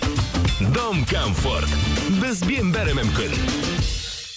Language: Kazakh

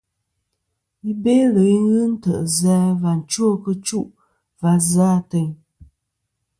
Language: Kom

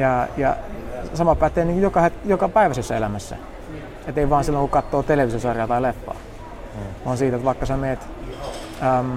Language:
Finnish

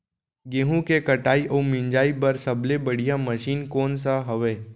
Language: Chhattisgarhi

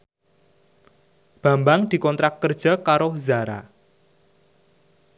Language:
Javanese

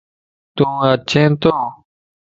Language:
Lasi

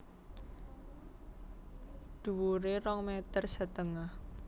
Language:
Javanese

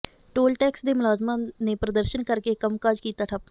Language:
Punjabi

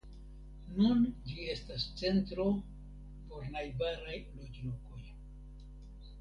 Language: Esperanto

